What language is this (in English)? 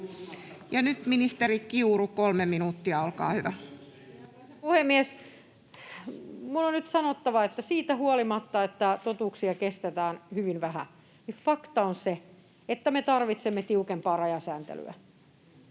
Finnish